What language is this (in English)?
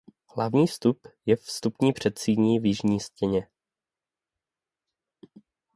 Czech